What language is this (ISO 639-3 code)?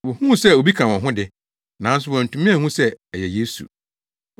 aka